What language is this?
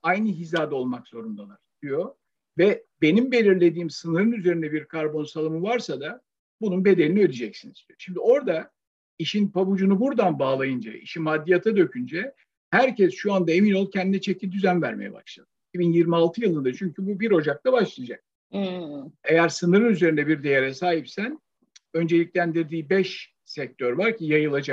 Turkish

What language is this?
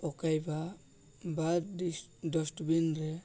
Odia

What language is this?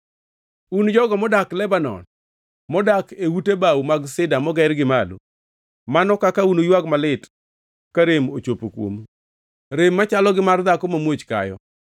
Luo (Kenya and Tanzania)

